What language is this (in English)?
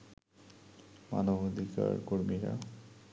Bangla